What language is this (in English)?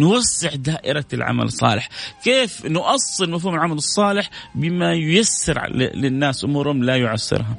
Arabic